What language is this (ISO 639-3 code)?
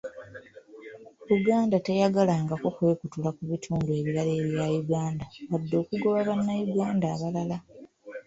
lug